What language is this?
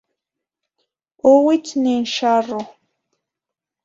Zacatlán-Ahuacatlán-Tepetzintla Nahuatl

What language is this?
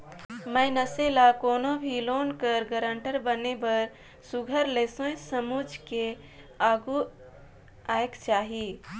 Chhattisgarhi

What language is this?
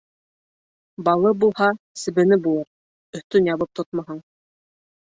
Bashkir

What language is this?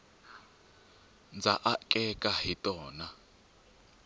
Tsonga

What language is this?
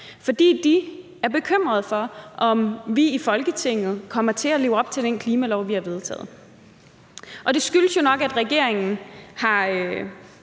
Danish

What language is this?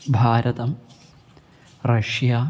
Sanskrit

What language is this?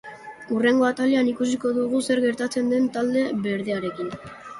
Basque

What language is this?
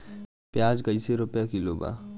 Bhojpuri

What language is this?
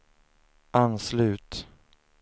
Swedish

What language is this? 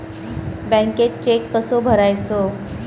Marathi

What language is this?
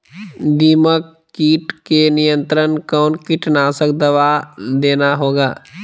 Magahi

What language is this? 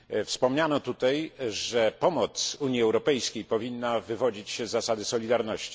Polish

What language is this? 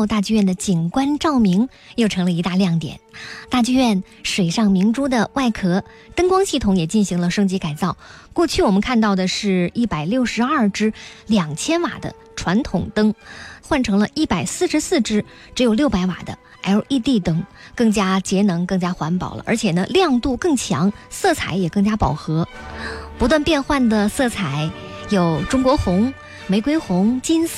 Chinese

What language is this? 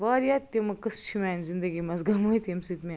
Kashmiri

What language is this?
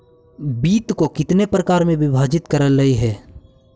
Magahi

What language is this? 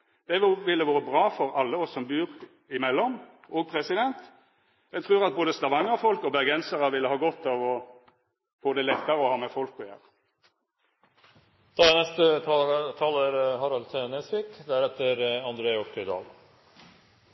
Norwegian Nynorsk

